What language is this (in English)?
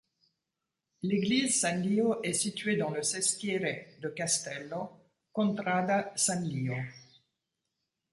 French